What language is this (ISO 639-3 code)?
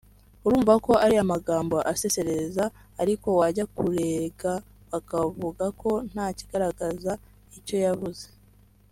kin